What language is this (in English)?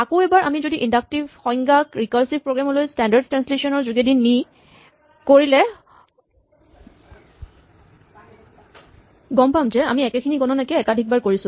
Assamese